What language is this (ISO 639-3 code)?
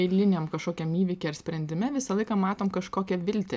lit